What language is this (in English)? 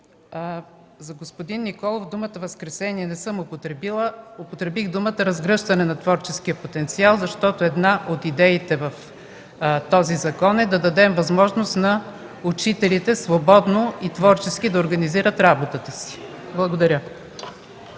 Bulgarian